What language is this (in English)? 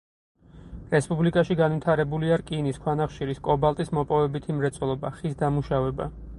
Georgian